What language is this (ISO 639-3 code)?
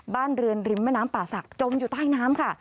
tha